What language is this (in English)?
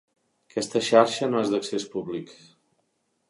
Catalan